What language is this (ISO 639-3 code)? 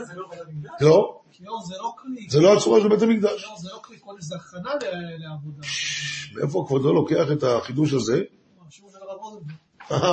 heb